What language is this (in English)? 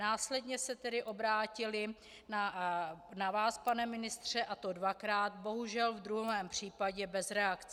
Czech